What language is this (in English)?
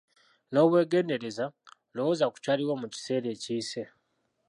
Ganda